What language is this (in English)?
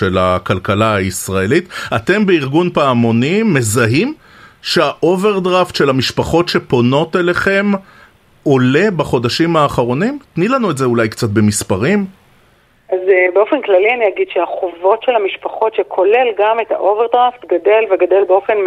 Hebrew